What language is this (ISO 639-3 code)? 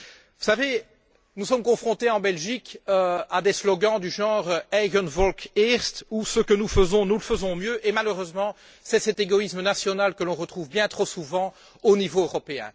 fra